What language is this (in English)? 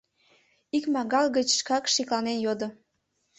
Mari